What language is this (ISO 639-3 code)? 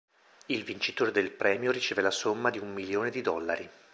ita